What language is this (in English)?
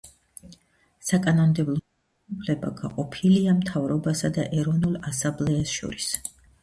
Georgian